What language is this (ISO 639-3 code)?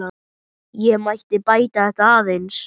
isl